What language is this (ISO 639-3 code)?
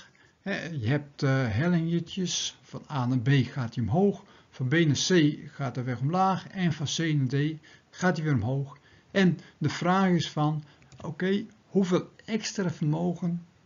nld